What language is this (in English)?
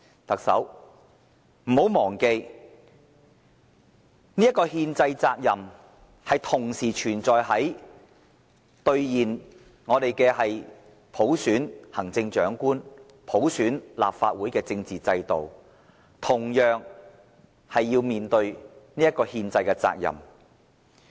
Cantonese